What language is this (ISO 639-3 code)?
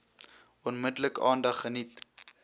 afr